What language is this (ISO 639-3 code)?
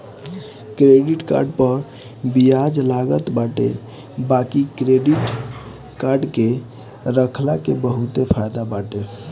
bho